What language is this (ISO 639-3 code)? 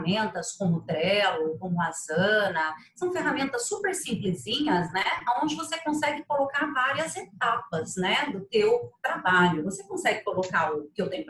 por